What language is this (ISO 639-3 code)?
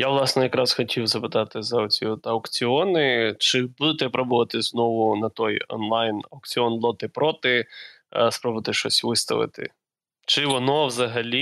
ukr